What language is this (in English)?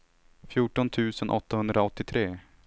Swedish